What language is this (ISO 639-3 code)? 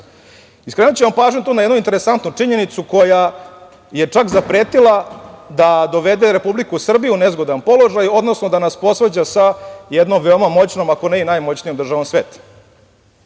srp